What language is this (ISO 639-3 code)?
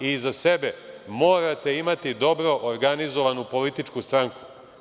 srp